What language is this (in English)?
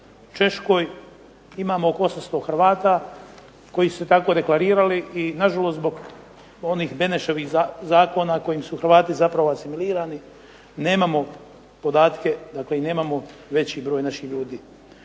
Croatian